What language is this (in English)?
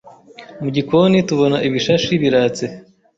Kinyarwanda